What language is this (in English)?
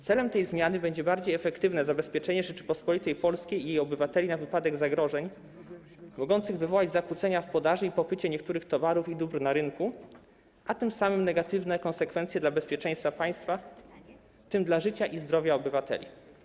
Polish